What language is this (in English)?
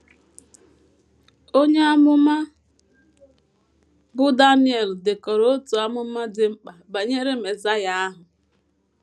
Igbo